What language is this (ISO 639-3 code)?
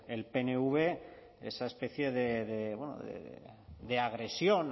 spa